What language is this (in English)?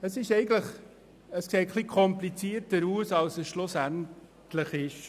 Swiss German